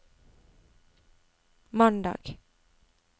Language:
Norwegian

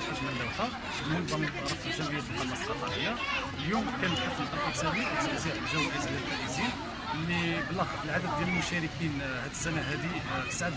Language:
Arabic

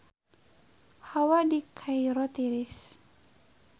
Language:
Sundanese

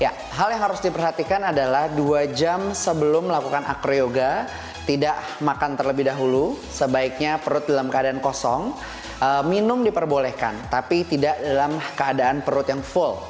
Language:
Indonesian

